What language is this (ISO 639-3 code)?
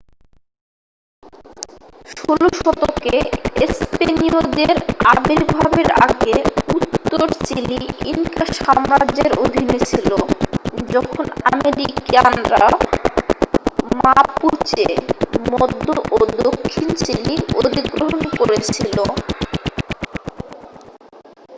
ben